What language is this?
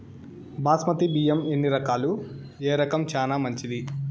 Telugu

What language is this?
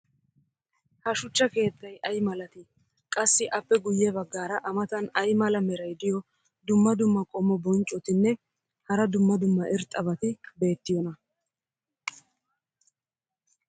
Wolaytta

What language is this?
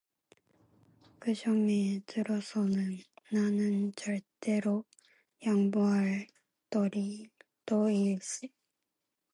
Korean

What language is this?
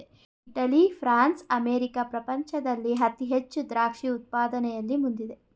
Kannada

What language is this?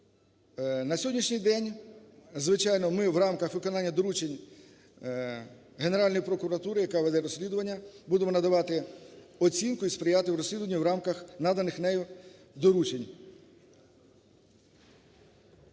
Ukrainian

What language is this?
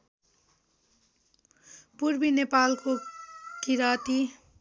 Nepali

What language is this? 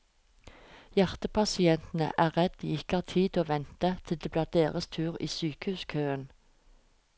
Norwegian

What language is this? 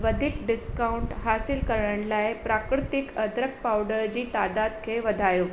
Sindhi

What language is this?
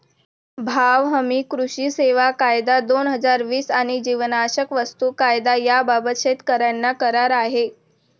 Marathi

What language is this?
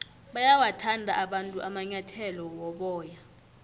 South Ndebele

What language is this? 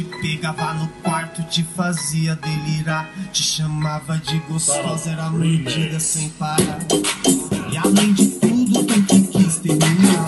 Portuguese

